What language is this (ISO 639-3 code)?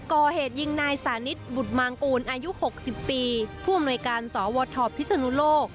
tha